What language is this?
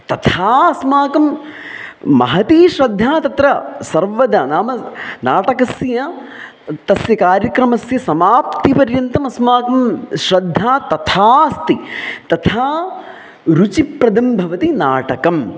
Sanskrit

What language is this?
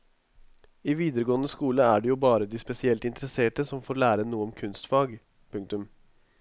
Norwegian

